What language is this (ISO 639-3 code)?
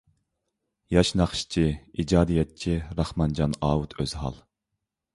uig